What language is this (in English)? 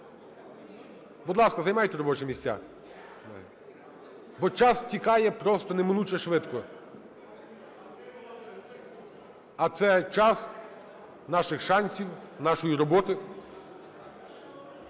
Ukrainian